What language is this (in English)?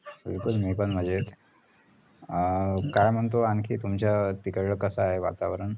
Marathi